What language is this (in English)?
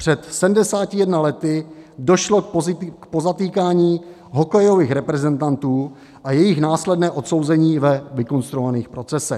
Czech